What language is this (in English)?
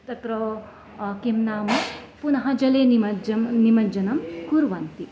Sanskrit